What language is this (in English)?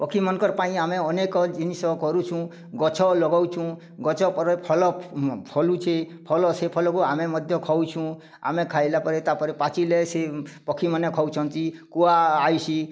Odia